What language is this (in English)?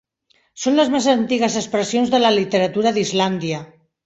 Catalan